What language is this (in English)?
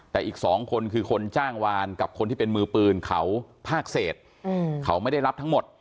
Thai